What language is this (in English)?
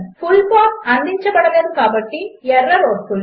Telugu